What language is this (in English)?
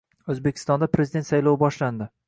Uzbek